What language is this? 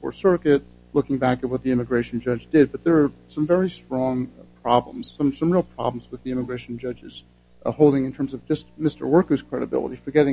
English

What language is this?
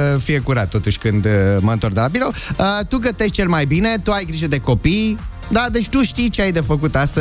Romanian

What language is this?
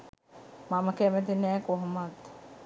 Sinhala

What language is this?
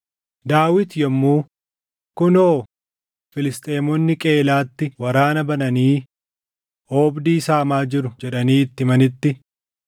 Oromo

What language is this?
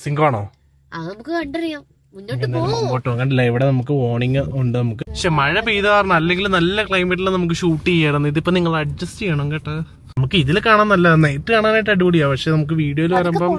Malayalam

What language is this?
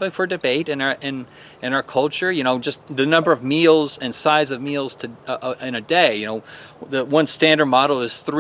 English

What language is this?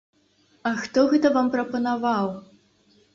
Belarusian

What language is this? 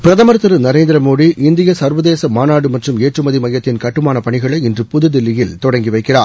Tamil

